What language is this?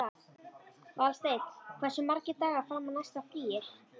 Icelandic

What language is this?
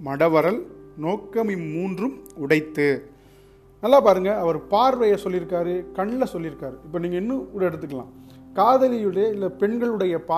Tamil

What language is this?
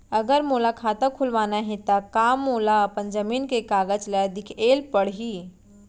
Chhattisgarhi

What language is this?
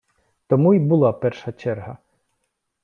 Ukrainian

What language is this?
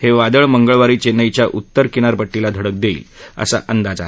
Marathi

